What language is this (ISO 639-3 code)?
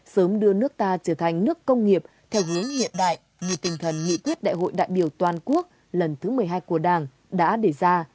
vie